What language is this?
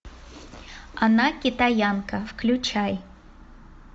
Russian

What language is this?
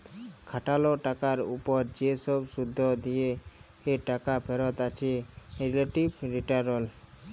Bangla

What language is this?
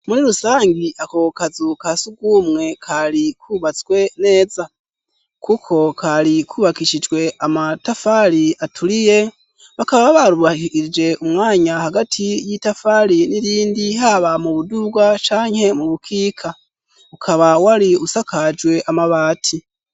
Rundi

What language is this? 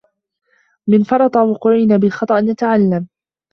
Arabic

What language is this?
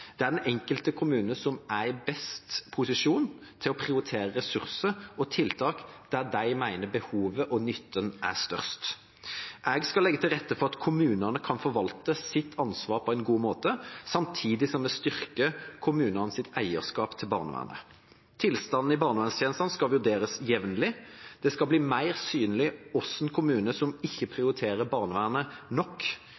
Norwegian Bokmål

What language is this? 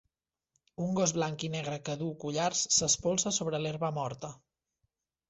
Catalan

